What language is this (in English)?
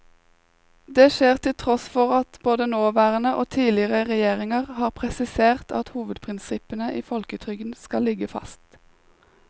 Norwegian